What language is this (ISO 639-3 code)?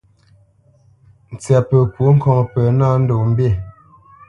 bce